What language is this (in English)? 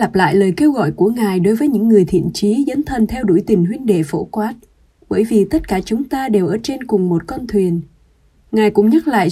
Vietnamese